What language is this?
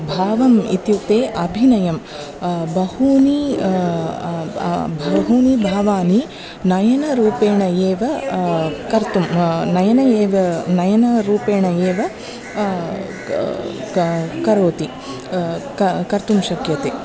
Sanskrit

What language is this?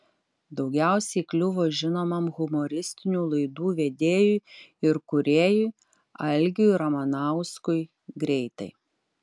Lithuanian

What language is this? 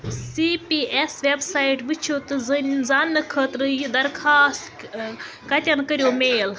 Kashmiri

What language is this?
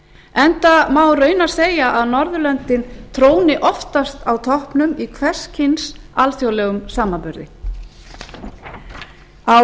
Icelandic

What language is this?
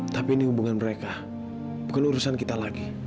Indonesian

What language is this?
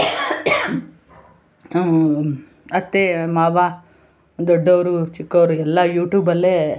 Kannada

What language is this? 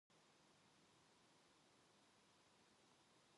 Korean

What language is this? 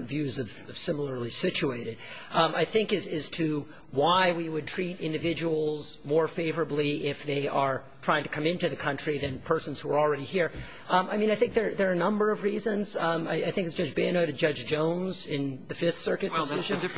English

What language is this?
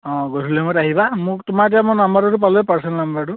Assamese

